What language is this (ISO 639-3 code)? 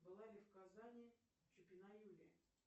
rus